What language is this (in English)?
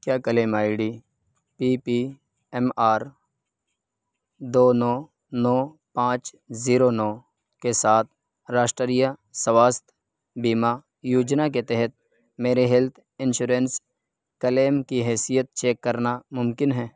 Urdu